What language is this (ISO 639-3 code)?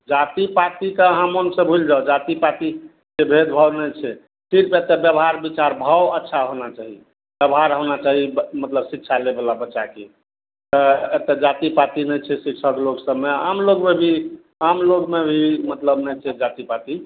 mai